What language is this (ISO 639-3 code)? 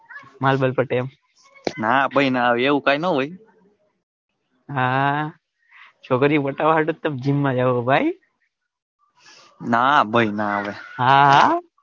guj